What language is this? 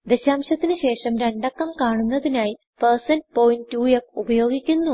Malayalam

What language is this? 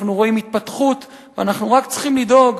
Hebrew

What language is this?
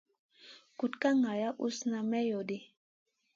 Masana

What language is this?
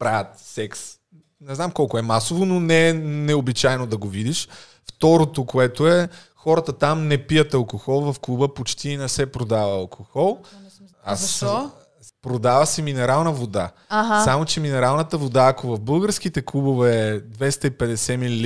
Bulgarian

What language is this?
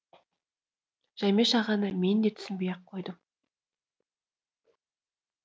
Kazakh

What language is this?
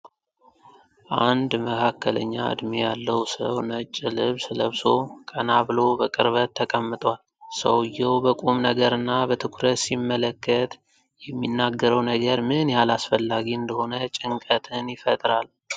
Amharic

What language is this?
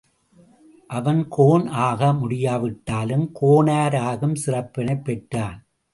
Tamil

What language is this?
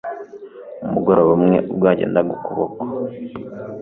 Kinyarwanda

